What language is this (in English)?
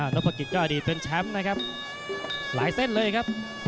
Thai